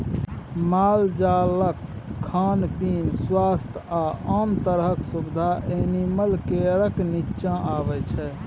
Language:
Maithili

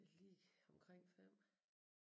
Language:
Danish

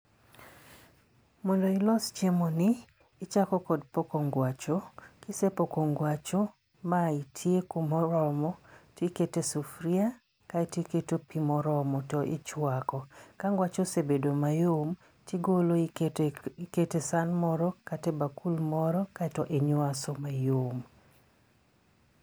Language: Luo (Kenya and Tanzania)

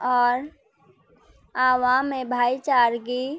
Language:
Urdu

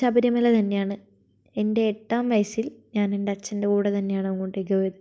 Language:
Malayalam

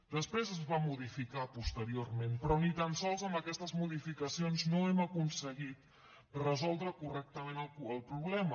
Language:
Catalan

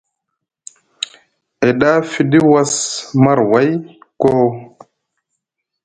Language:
Musgu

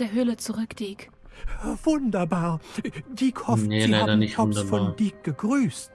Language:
German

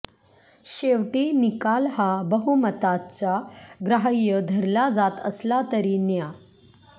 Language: Marathi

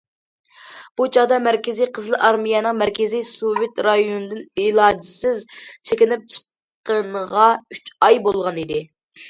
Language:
Uyghur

